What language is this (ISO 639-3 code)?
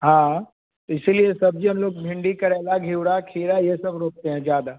hin